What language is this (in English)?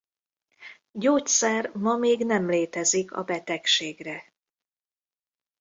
Hungarian